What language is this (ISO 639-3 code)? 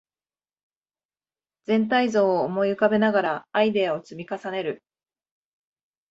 jpn